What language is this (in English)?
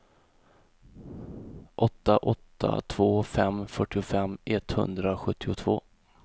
Swedish